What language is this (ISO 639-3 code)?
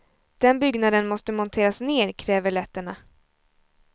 swe